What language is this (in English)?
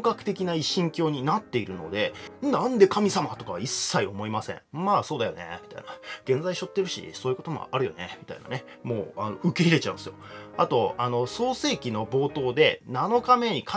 Japanese